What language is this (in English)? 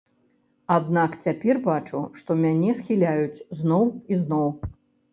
Belarusian